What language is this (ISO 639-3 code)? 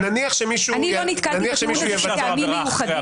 heb